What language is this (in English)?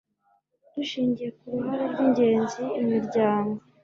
Kinyarwanda